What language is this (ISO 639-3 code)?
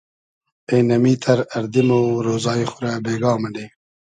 haz